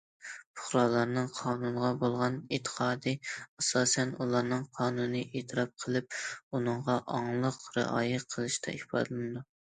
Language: Uyghur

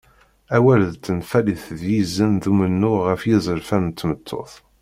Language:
Kabyle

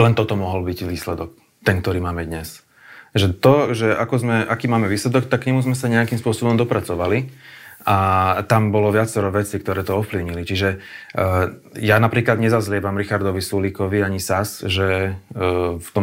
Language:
Slovak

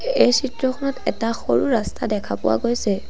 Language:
Assamese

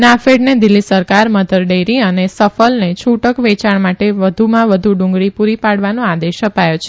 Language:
Gujarati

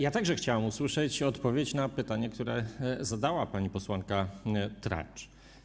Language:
Polish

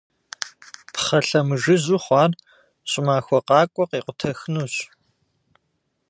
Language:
Kabardian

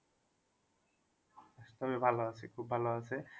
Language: Bangla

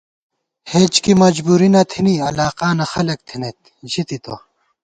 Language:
Gawar-Bati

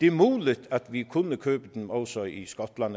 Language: Danish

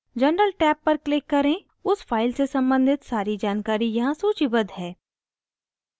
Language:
Hindi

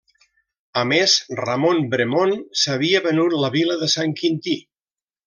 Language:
Catalan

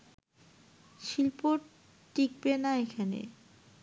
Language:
Bangla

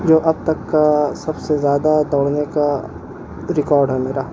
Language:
Urdu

